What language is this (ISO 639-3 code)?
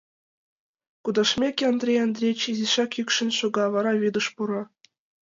chm